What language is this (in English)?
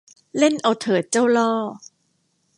Thai